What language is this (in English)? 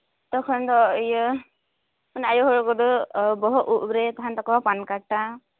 Santali